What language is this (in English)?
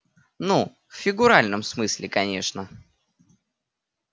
Russian